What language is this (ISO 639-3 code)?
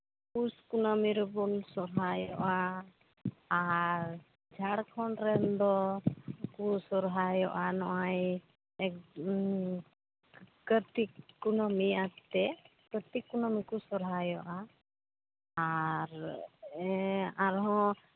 sat